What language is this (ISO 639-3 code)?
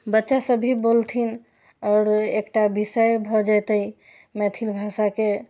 mai